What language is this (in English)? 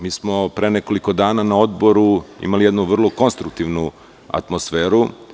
Serbian